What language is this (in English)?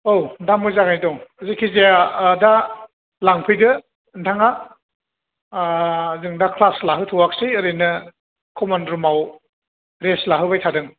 Bodo